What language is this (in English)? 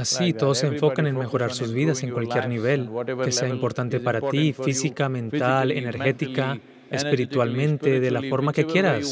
Spanish